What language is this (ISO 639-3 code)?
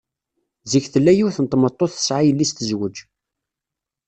kab